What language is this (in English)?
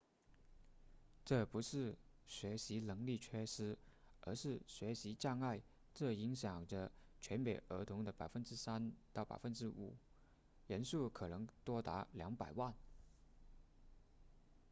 Chinese